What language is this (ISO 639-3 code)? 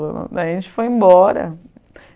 por